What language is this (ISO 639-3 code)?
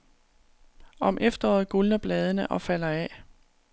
dan